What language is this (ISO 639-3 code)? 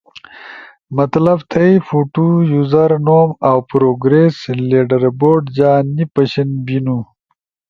ush